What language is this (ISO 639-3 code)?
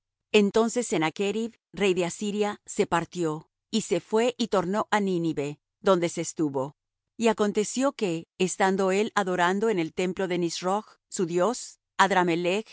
spa